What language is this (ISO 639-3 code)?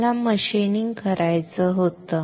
mar